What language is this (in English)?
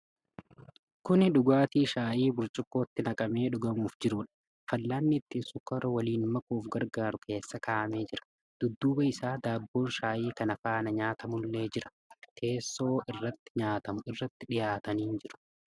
Oromo